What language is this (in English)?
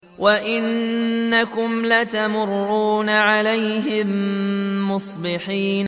Arabic